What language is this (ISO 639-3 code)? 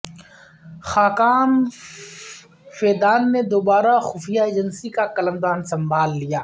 urd